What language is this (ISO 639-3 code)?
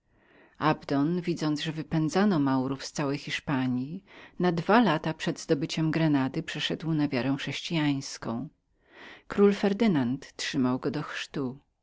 pol